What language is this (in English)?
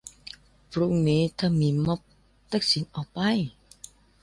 Thai